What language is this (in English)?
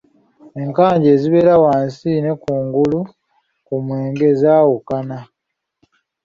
Ganda